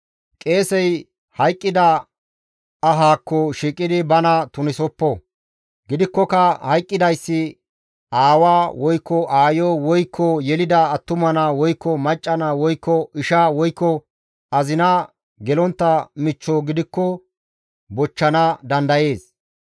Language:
Gamo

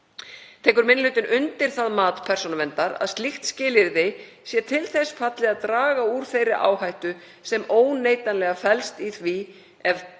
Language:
Icelandic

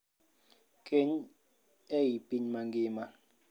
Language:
Luo (Kenya and Tanzania)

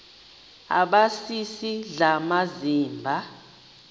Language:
Xhosa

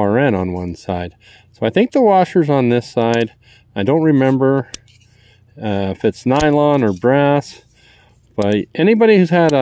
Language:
English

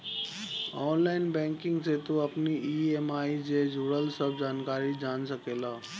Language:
Bhojpuri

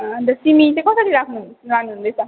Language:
Nepali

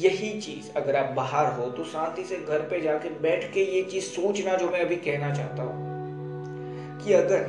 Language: Hindi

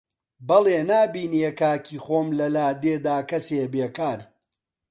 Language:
Central Kurdish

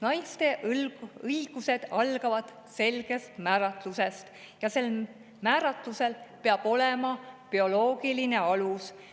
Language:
Estonian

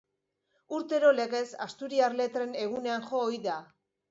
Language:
Basque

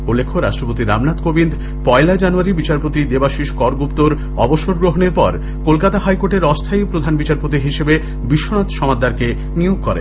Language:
Bangla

